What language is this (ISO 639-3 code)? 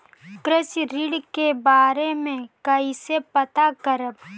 bho